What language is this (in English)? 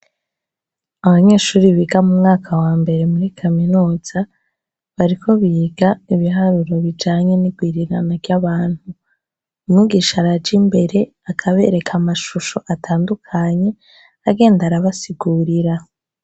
Rundi